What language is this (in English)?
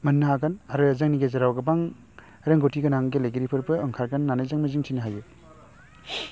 Bodo